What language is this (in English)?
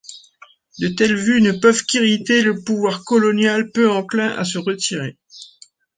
French